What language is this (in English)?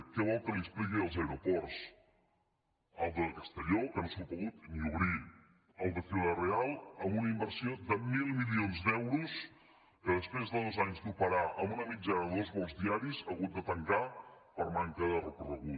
Catalan